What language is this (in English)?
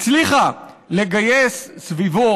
Hebrew